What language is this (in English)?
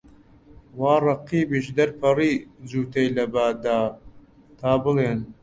Central Kurdish